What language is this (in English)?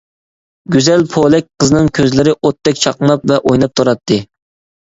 Uyghur